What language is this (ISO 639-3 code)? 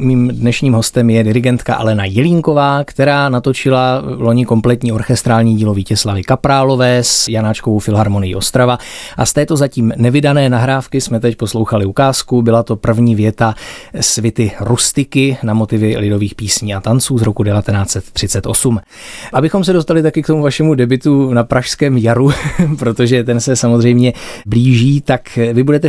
ces